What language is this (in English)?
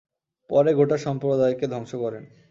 Bangla